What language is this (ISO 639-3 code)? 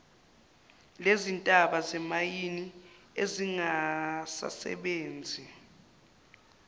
zul